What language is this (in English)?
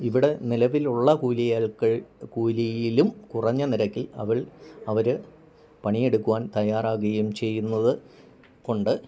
Malayalam